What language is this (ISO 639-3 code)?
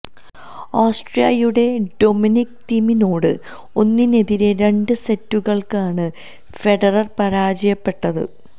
mal